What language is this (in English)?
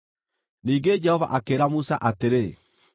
Kikuyu